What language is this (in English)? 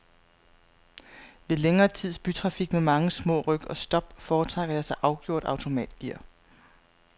Danish